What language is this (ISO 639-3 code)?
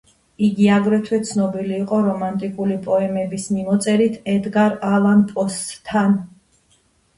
kat